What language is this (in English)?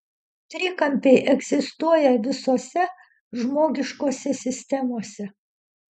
Lithuanian